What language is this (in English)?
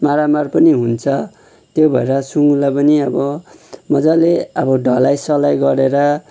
Nepali